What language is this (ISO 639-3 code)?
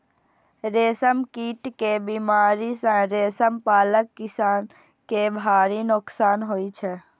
mai